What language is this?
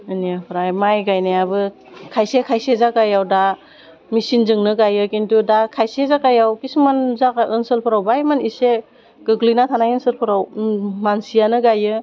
Bodo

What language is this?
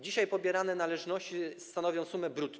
Polish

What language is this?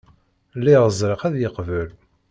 Kabyle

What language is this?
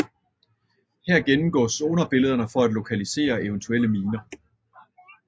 Danish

